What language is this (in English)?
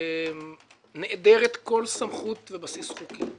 Hebrew